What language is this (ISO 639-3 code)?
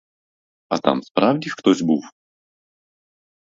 ukr